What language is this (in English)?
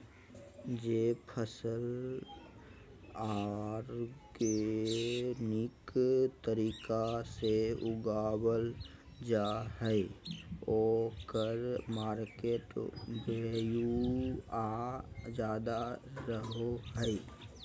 Magahi